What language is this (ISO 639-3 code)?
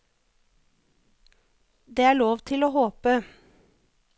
nor